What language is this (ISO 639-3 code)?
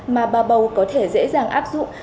vie